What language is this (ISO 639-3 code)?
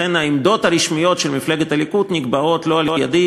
heb